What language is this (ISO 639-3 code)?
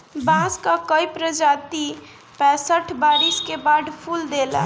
bho